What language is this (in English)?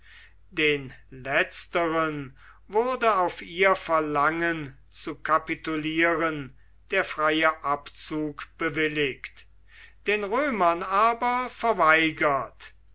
German